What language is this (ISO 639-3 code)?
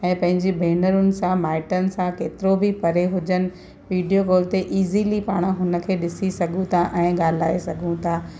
snd